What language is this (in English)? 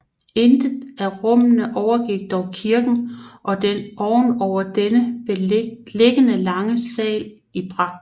Danish